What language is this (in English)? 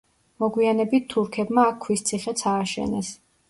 Georgian